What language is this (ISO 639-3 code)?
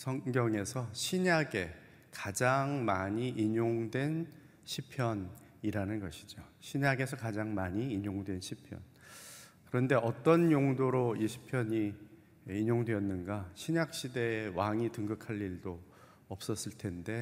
kor